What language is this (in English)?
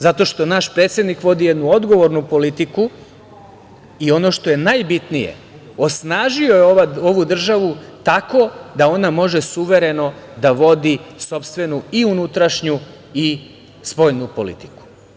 Serbian